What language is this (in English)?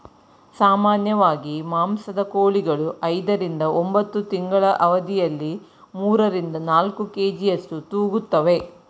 Kannada